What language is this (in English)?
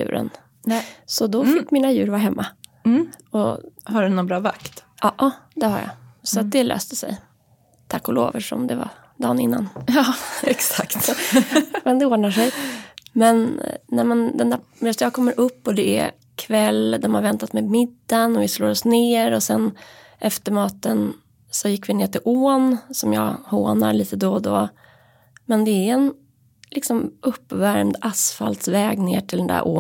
Swedish